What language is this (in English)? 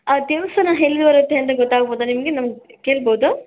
Kannada